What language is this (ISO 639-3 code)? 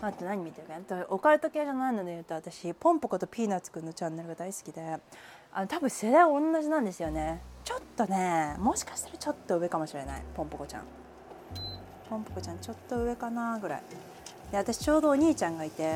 jpn